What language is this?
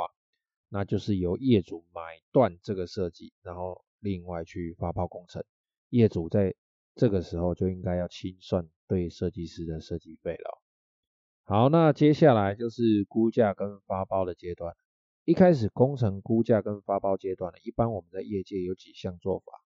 Chinese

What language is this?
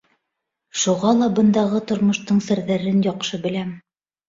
Bashkir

